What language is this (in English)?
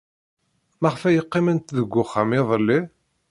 Kabyle